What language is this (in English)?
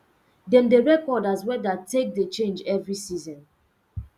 Nigerian Pidgin